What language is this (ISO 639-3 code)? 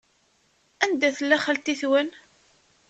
kab